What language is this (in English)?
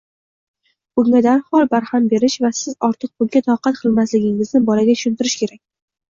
Uzbek